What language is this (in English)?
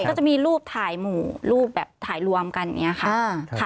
Thai